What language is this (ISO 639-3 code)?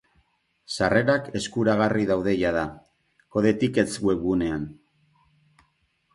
eus